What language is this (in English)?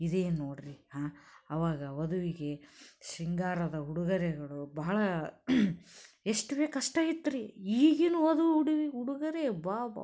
Kannada